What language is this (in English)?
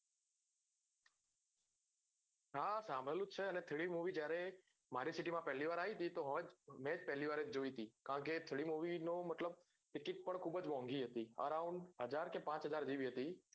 Gujarati